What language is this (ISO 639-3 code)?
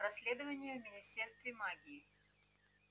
rus